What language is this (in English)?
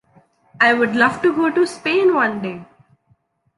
English